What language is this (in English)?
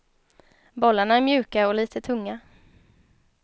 Swedish